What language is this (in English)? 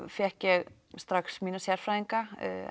Icelandic